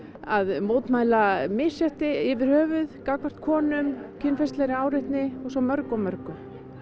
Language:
Icelandic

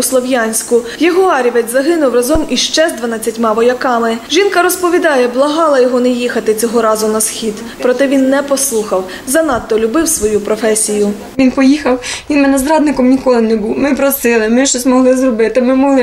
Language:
Ukrainian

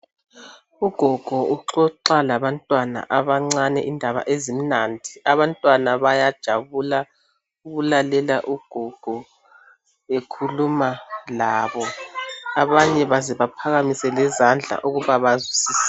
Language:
North Ndebele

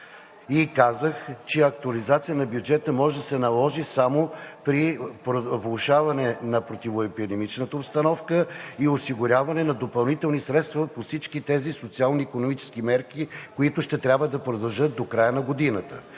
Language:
Bulgarian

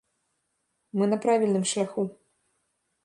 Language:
Belarusian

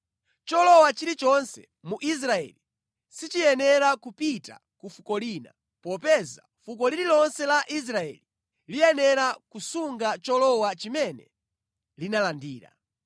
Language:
Nyanja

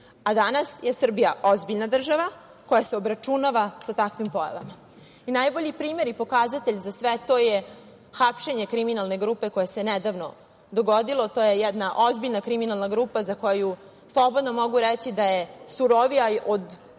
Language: Serbian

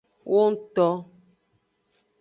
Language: Aja (Benin)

